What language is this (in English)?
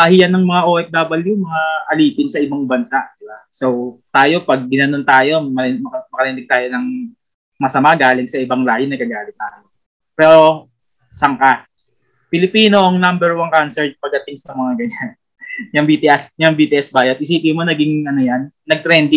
Filipino